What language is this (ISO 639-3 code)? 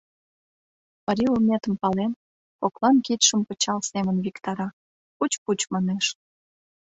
chm